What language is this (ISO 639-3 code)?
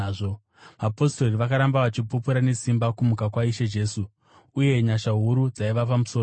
sna